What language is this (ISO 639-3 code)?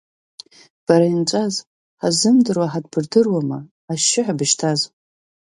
abk